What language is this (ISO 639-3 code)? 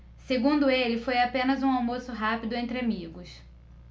por